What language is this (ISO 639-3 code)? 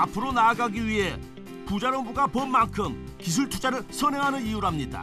kor